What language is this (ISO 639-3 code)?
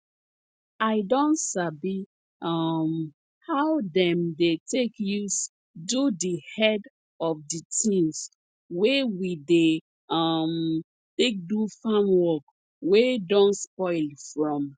pcm